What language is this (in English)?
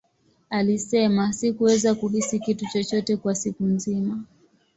Swahili